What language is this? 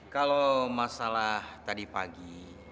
Indonesian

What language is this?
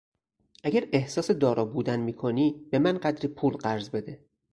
Persian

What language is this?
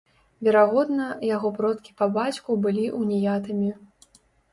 Belarusian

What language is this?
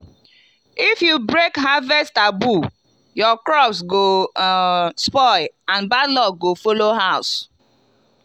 Nigerian Pidgin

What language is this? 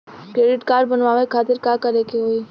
Bhojpuri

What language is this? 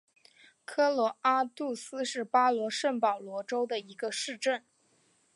Chinese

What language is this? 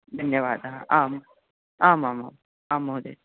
Sanskrit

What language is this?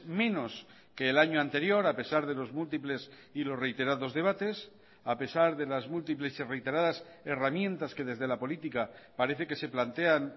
Spanish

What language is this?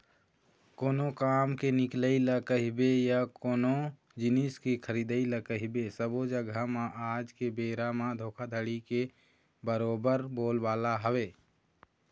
Chhattisgarhi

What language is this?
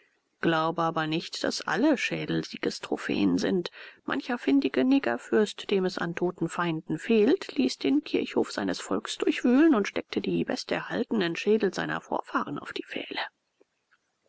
German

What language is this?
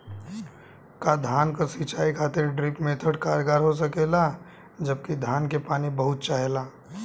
Bhojpuri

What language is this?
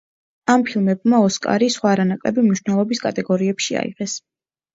Georgian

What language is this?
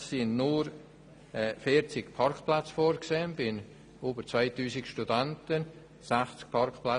Swiss German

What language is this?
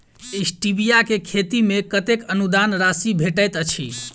Maithili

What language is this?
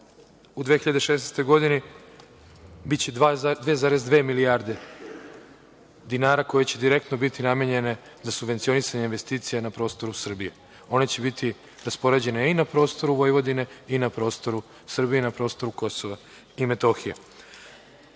Serbian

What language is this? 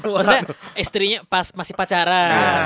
Indonesian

